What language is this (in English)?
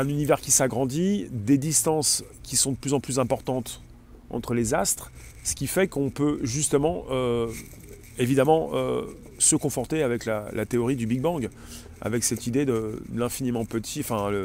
French